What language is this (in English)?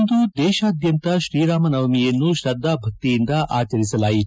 Kannada